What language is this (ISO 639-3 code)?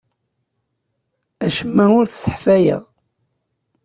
kab